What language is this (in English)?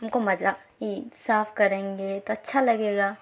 Urdu